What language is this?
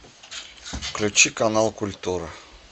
Russian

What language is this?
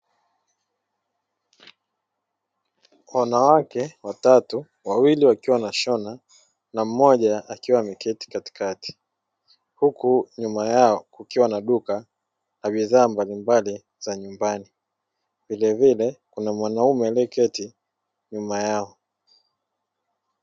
Swahili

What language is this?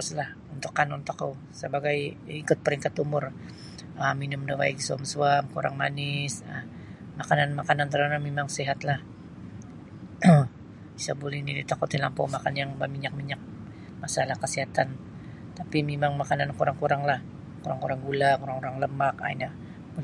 Sabah Bisaya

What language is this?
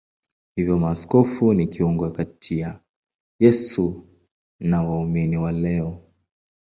Swahili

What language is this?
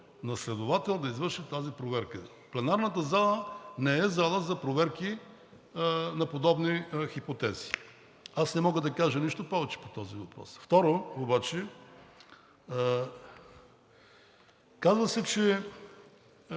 Bulgarian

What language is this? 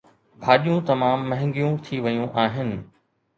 Sindhi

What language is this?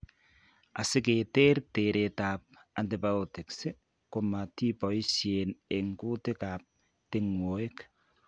Kalenjin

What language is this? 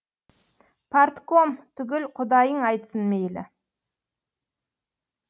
Kazakh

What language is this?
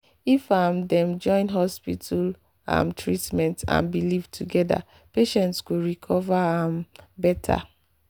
Nigerian Pidgin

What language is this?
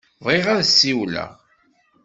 Kabyle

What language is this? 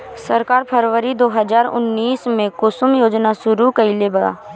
Bhojpuri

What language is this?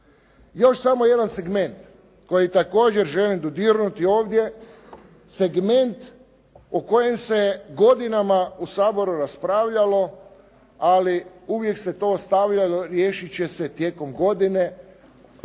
Croatian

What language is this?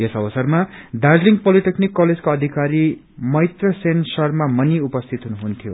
Nepali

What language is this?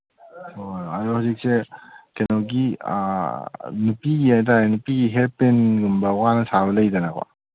Manipuri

